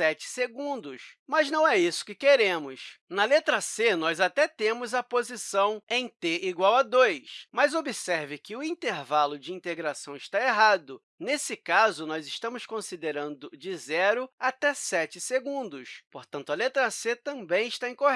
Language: Portuguese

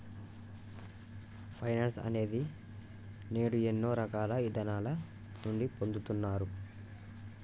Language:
Telugu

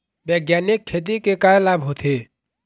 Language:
Chhattisgarhi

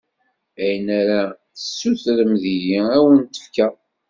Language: Kabyle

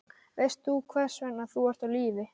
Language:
Icelandic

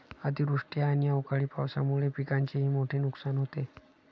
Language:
Marathi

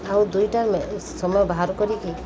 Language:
Odia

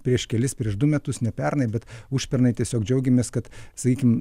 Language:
Lithuanian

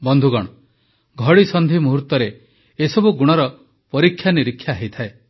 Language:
Odia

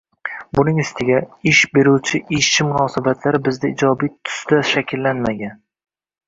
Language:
Uzbek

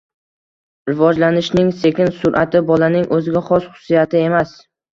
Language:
Uzbek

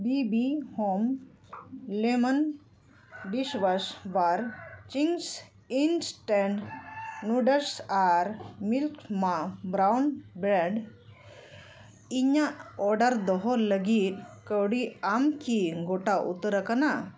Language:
Santali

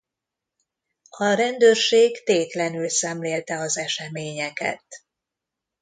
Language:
Hungarian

